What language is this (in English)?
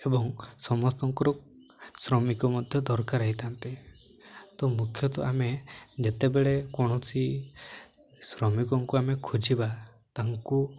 Odia